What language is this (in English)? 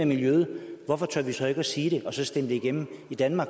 Danish